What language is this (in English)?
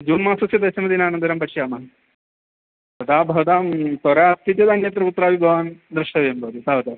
Sanskrit